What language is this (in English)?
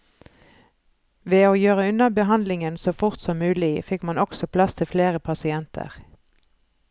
Norwegian